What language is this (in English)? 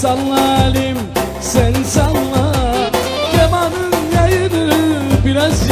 Arabic